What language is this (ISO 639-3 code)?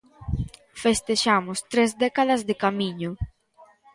glg